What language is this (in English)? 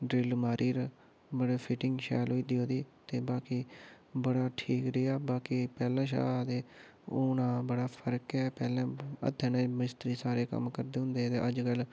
Dogri